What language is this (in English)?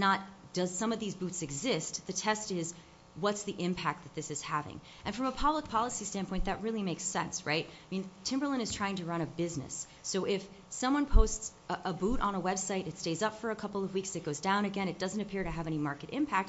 English